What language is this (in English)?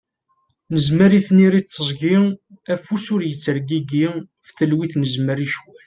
Kabyle